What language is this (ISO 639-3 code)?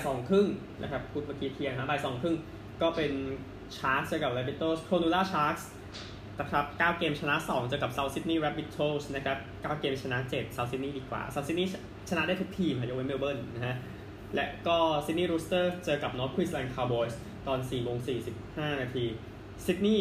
tha